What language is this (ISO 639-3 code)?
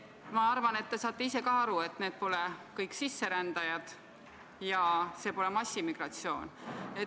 est